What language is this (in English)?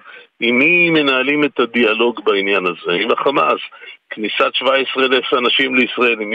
Hebrew